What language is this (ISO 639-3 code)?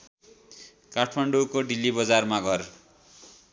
nep